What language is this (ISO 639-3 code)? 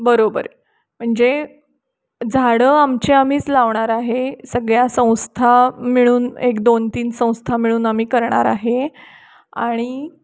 mar